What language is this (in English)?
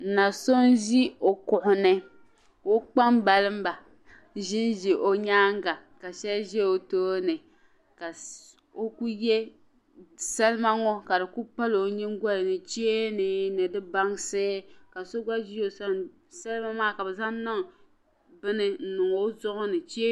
Dagbani